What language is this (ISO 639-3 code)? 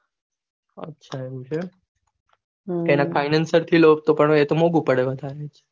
guj